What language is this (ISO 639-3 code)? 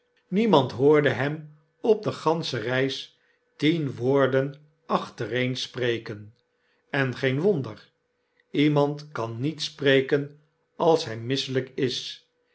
nld